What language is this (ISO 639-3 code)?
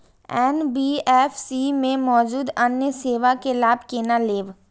mai